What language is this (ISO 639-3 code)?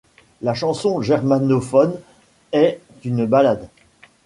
fra